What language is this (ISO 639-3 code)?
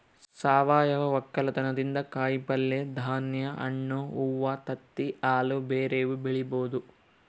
kan